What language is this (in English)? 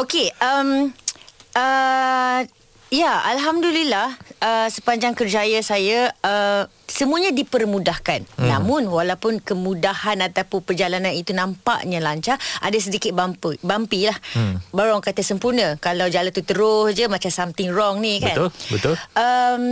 Malay